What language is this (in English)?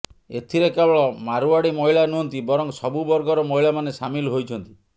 Odia